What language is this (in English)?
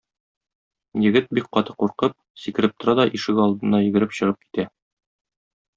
Tatar